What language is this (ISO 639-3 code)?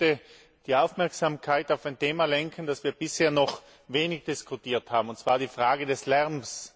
deu